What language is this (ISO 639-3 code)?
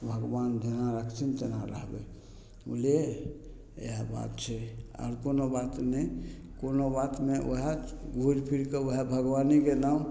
mai